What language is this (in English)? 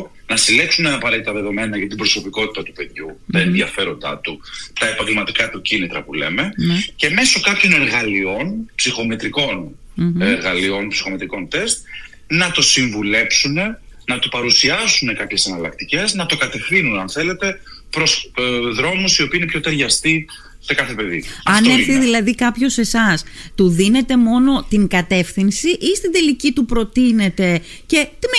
Greek